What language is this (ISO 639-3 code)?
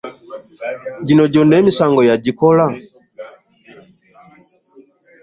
lug